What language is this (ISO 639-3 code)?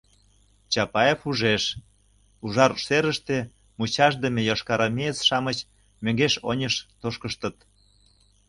chm